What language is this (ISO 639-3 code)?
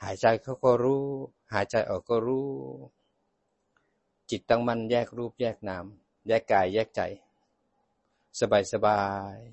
tha